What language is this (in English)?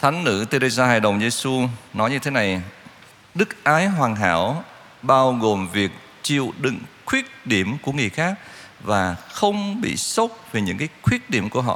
Vietnamese